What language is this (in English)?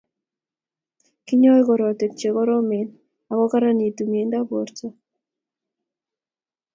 Kalenjin